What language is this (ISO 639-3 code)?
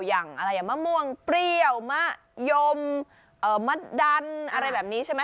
tha